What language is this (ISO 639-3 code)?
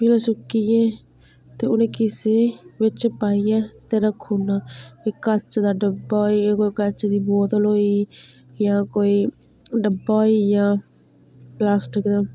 doi